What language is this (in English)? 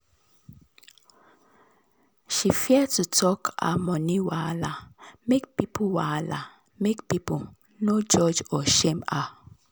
Nigerian Pidgin